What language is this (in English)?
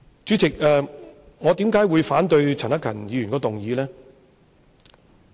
Cantonese